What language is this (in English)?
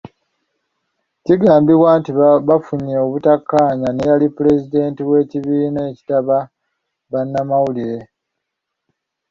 Ganda